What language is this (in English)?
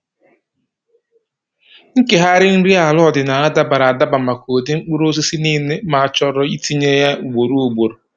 Igbo